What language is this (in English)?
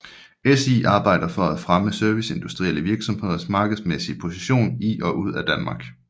Danish